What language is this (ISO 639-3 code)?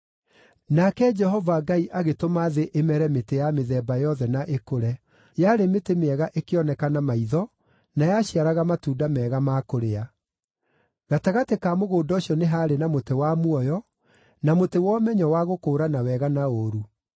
kik